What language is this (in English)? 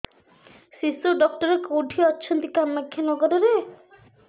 Odia